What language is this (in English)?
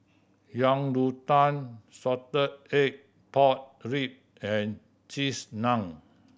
English